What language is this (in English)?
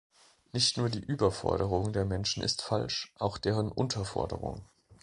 German